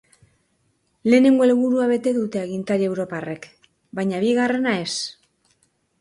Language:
Basque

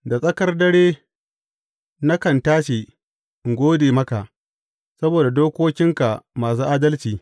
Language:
Hausa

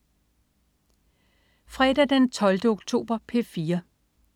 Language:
Danish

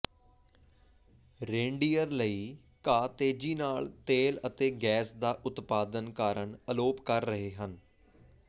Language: Punjabi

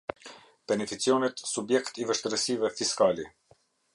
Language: Albanian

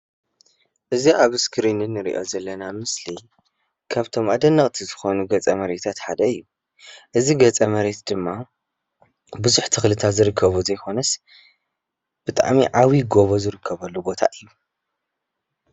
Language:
Tigrinya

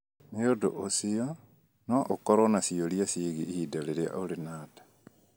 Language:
Kikuyu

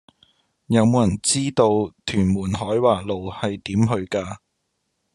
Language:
Cantonese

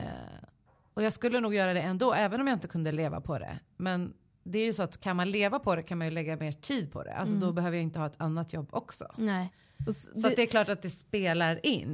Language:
Swedish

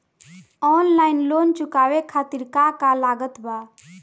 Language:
Bhojpuri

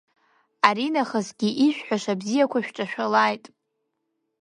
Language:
Abkhazian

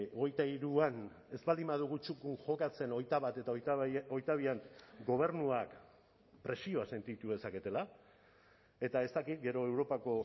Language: Basque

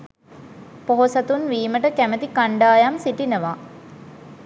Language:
Sinhala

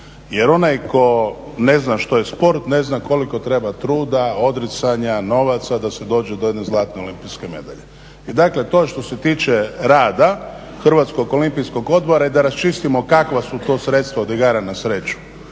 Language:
Croatian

